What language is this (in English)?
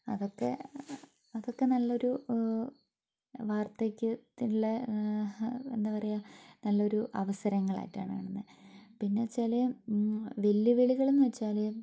Malayalam